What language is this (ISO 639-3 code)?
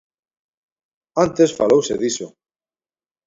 glg